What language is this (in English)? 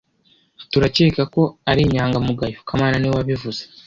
Kinyarwanda